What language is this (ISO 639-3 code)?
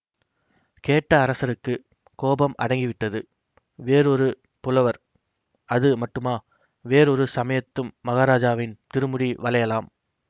tam